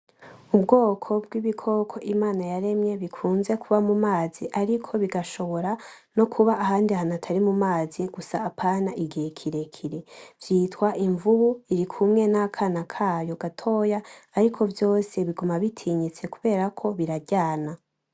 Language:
Rundi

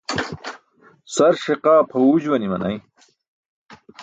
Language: Burushaski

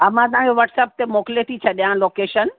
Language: Sindhi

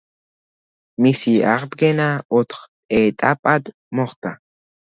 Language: Georgian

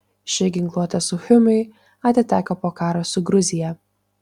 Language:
Lithuanian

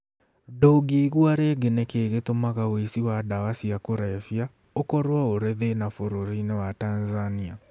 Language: Kikuyu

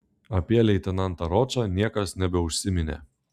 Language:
Lithuanian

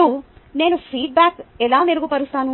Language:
Telugu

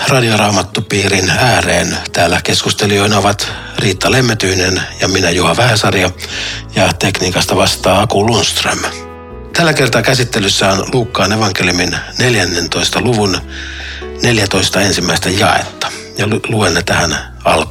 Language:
Finnish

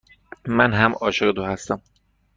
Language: Persian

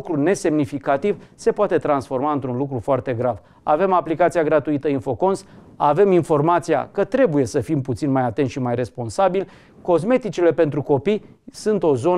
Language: Romanian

